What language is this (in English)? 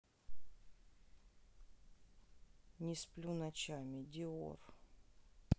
Russian